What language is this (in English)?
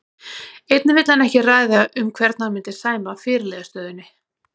Icelandic